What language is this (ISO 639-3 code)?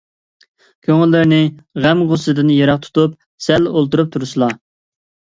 uig